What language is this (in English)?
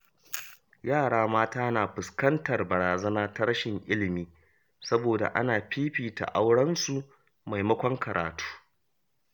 Hausa